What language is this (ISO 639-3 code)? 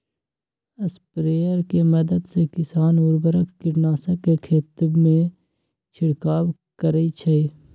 mag